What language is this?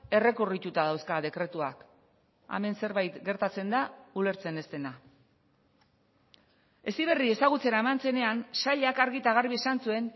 Basque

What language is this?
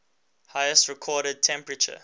English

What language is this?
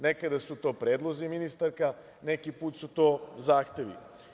Serbian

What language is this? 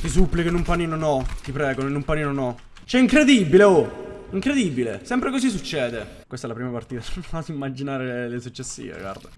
Italian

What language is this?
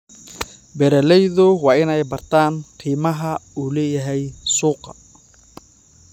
Somali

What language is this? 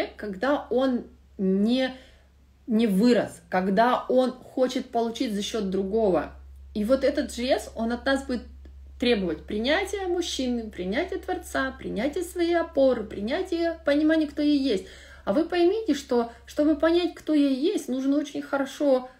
Russian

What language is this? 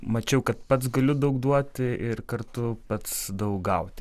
Lithuanian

